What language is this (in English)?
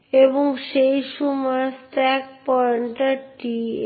Bangla